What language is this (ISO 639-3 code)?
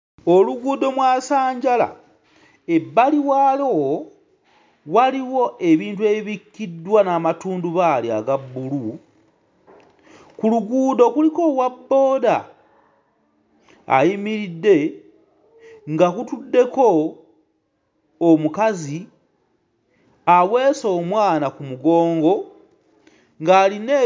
lug